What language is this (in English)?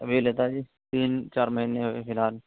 Urdu